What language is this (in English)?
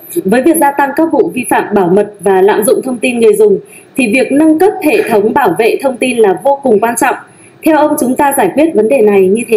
Vietnamese